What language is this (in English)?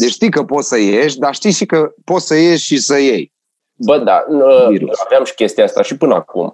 Romanian